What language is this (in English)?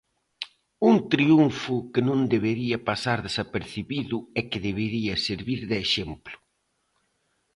Galician